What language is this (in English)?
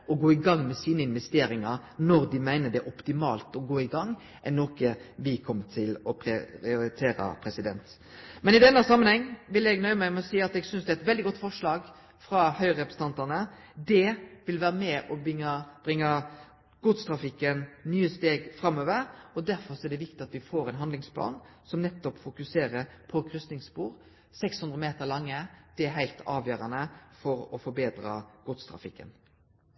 Norwegian Nynorsk